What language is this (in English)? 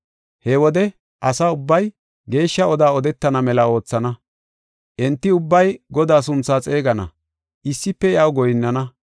Gofa